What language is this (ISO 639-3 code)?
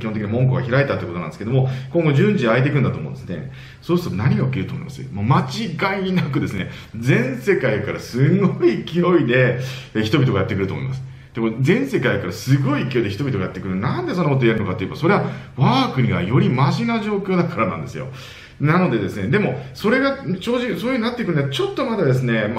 jpn